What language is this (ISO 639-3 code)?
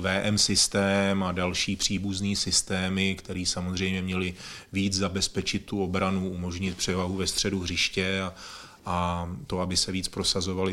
ces